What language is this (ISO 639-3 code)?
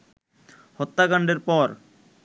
ben